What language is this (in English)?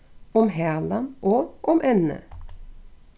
Faroese